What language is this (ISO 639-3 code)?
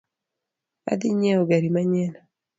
luo